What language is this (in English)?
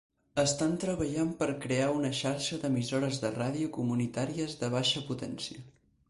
Catalan